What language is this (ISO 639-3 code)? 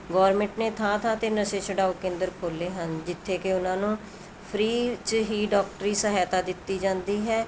pan